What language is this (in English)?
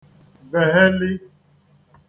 Igbo